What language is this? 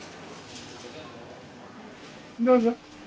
Japanese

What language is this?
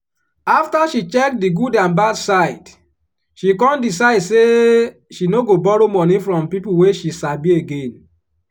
Nigerian Pidgin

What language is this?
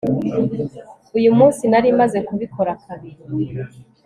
Kinyarwanda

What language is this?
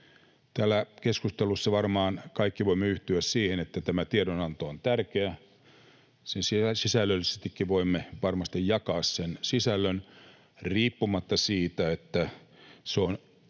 Finnish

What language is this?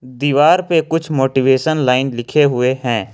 Hindi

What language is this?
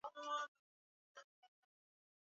Swahili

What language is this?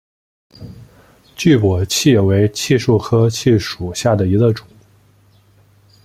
Chinese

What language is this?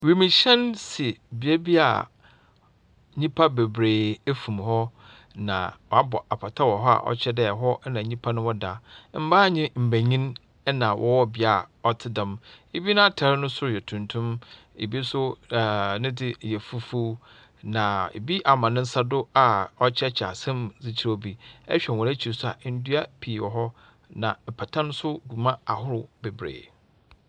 Akan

